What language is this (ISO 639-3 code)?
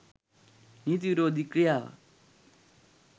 sin